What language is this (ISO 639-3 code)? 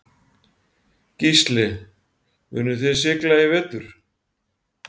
isl